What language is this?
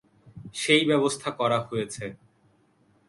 Bangla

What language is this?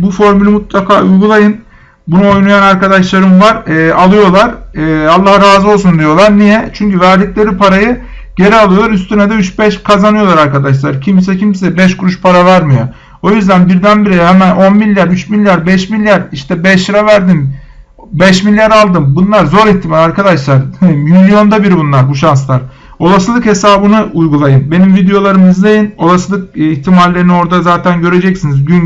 Turkish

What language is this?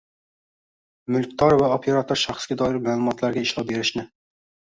Uzbek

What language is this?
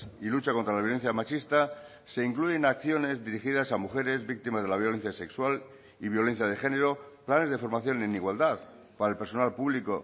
Spanish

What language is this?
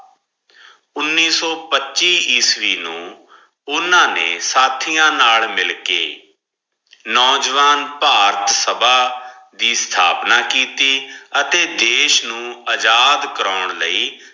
Punjabi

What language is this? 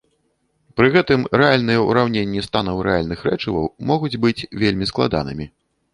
Belarusian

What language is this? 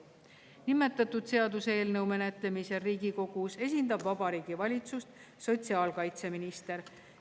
Estonian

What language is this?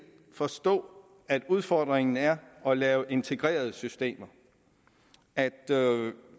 Danish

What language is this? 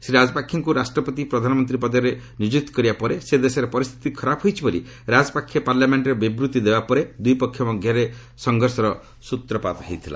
Odia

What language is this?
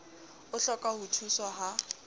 Southern Sotho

